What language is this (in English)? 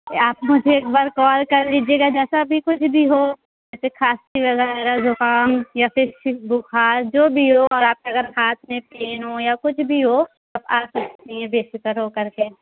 Urdu